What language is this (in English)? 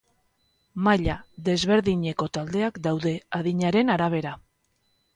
Basque